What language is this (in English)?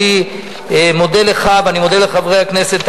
Hebrew